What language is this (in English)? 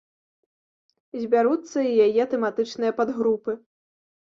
Belarusian